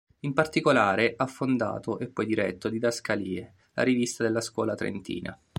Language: Italian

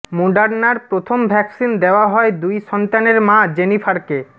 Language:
Bangla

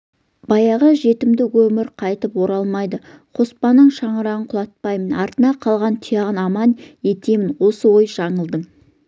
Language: Kazakh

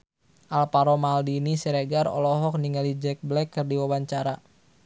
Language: Sundanese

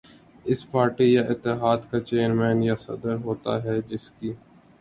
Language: Urdu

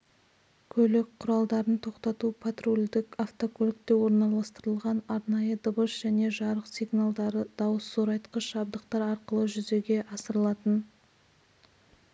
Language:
Kazakh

